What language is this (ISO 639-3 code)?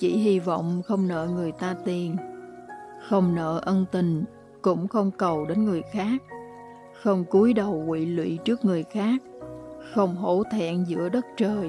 vie